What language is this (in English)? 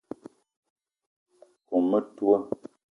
Eton (Cameroon)